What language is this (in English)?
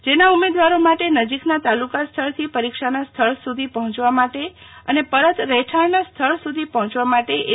Gujarati